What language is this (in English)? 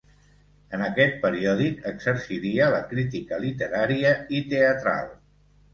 Catalan